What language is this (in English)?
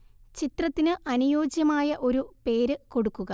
Malayalam